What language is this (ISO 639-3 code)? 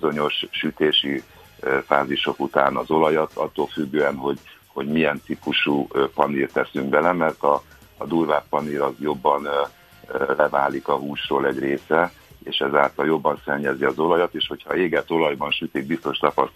hun